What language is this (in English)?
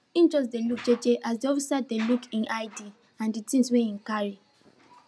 Nigerian Pidgin